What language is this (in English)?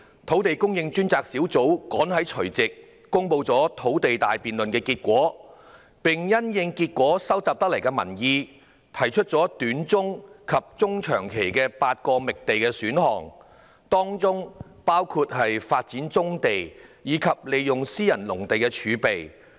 Cantonese